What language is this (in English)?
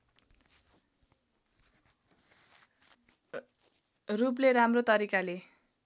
Nepali